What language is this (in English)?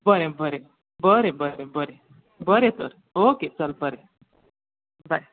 Konkani